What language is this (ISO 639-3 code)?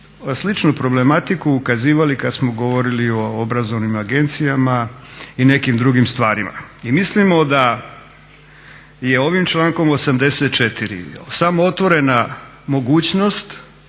hrv